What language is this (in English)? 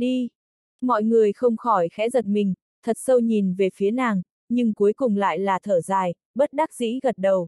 Vietnamese